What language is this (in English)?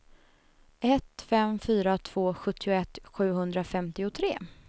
Swedish